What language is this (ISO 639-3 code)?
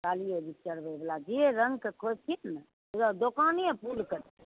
mai